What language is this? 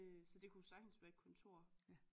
Danish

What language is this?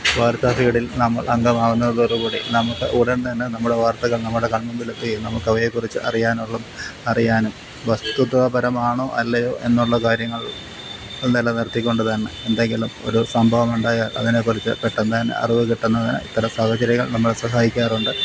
Malayalam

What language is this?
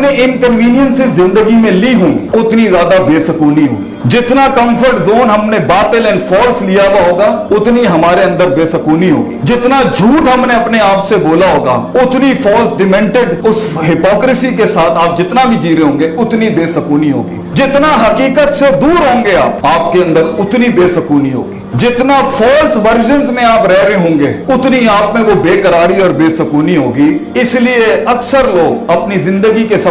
Urdu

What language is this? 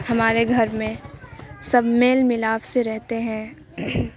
Urdu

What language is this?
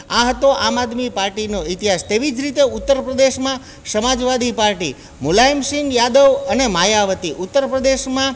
Gujarati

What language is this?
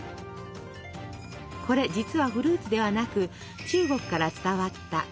Japanese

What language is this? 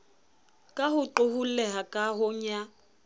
Southern Sotho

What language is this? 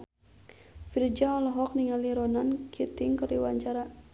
Sundanese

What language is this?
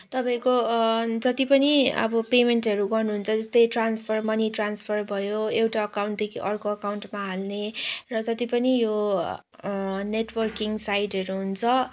Nepali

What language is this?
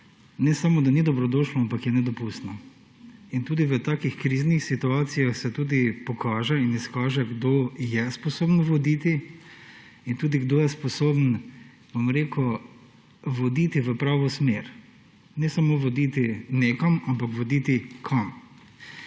Slovenian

